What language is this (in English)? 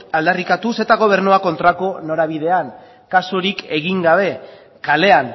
Basque